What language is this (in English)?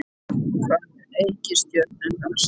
Icelandic